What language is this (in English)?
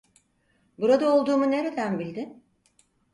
Turkish